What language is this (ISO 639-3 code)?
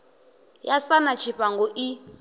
ven